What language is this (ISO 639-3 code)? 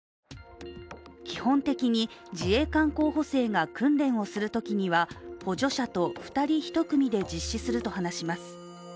jpn